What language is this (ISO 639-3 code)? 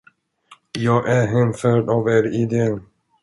swe